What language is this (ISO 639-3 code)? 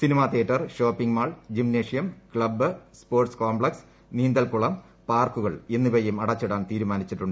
mal